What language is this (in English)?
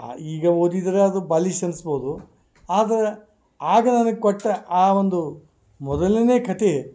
Kannada